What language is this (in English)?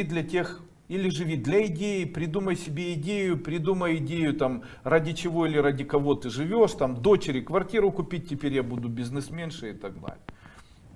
Russian